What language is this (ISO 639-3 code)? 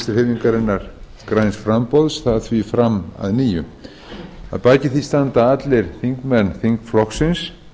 isl